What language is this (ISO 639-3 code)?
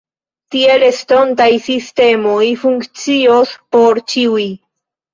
epo